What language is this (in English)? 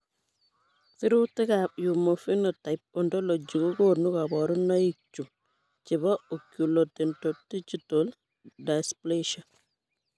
Kalenjin